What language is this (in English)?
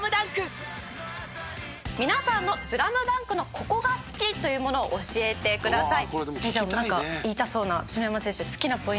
Japanese